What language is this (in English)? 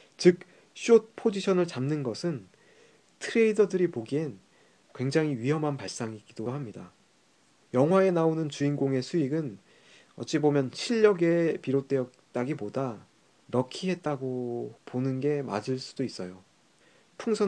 Korean